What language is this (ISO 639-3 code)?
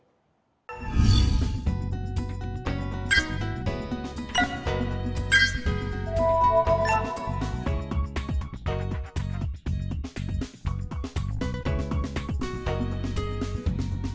vie